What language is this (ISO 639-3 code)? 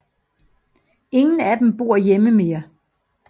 dan